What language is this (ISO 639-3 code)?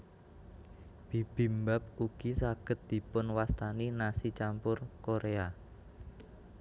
jav